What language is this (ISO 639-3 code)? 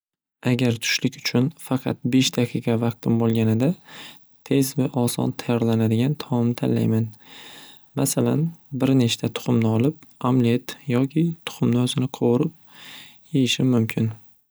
uzb